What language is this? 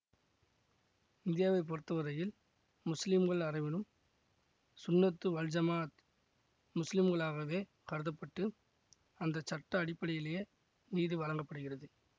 Tamil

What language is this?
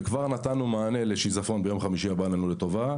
Hebrew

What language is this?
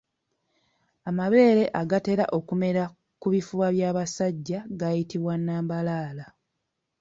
Ganda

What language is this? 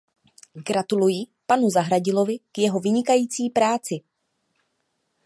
Czech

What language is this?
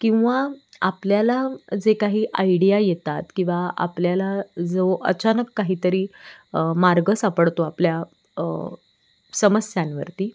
Marathi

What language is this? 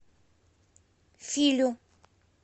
Russian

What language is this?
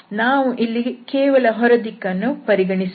Kannada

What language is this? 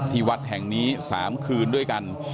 Thai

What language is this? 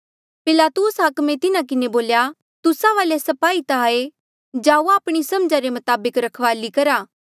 Mandeali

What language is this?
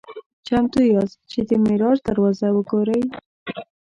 Pashto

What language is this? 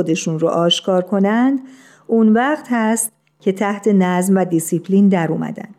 Persian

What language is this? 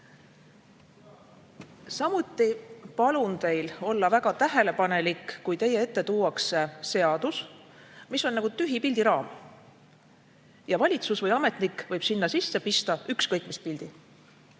Estonian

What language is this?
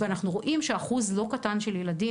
Hebrew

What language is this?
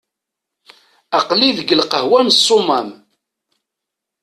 Kabyle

